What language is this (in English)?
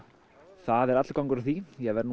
Icelandic